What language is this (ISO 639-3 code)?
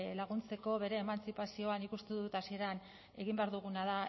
eus